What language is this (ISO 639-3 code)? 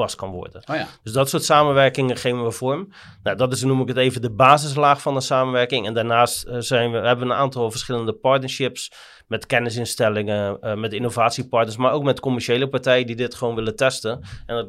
nld